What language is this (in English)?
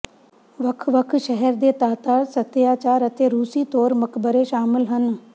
Punjabi